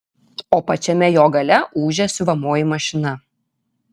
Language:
Lithuanian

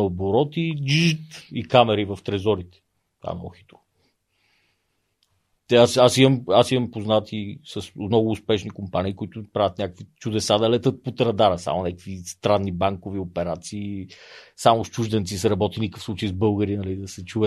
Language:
Bulgarian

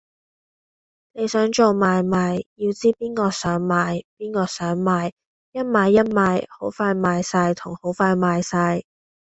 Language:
Cantonese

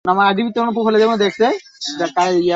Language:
Bangla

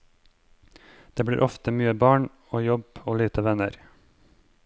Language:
Norwegian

